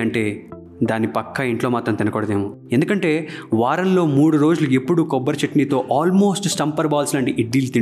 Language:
Telugu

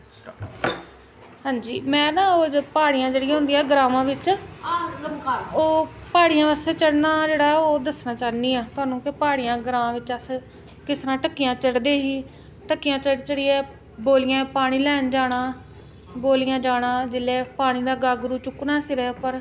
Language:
Dogri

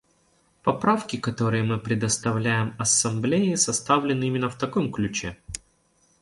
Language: Russian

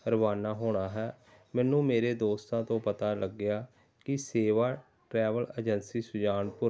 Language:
Punjabi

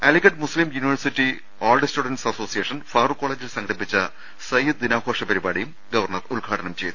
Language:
Malayalam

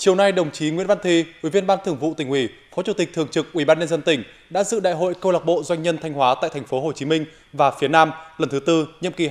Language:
Vietnamese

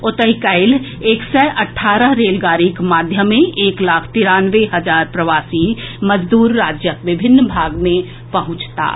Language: Maithili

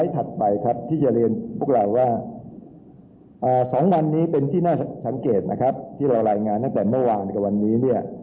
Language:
Thai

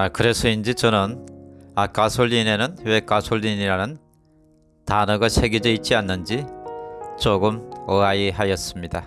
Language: Korean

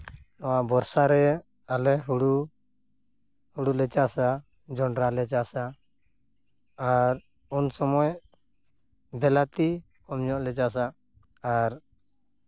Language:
Santali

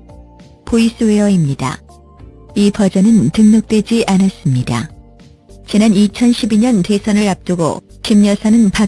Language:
Korean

